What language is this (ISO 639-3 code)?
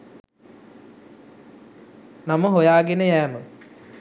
sin